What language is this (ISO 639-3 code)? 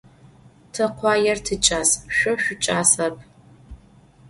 ady